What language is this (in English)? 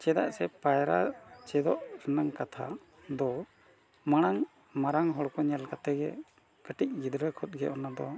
Santali